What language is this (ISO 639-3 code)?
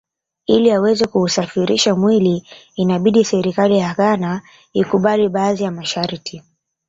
swa